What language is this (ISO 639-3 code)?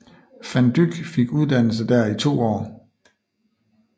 dan